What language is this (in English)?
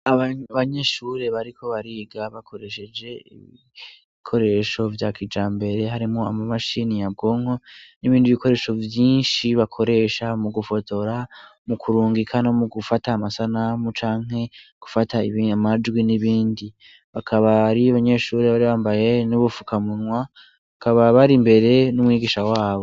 Rundi